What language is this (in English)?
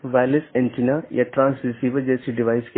Hindi